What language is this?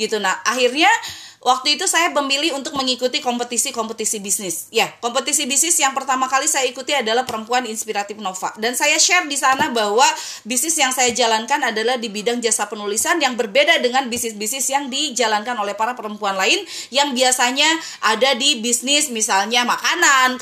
Indonesian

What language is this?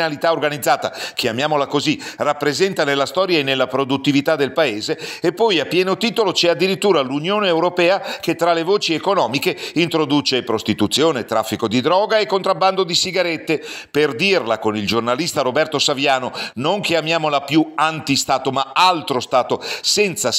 Italian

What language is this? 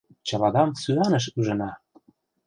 Mari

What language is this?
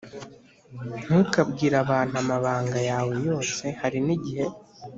Kinyarwanda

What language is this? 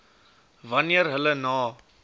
Afrikaans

